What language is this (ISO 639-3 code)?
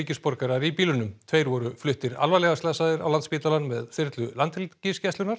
isl